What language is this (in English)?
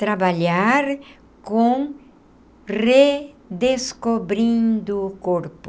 Portuguese